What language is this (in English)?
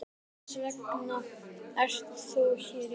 Icelandic